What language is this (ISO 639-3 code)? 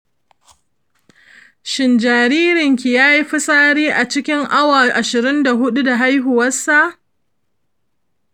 hau